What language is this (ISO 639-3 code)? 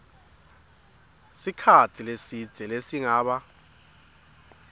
ssw